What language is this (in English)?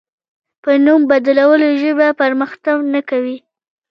Pashto